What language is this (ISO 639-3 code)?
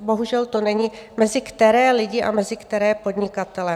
ces